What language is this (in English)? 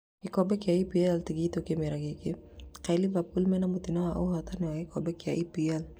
Kikuyu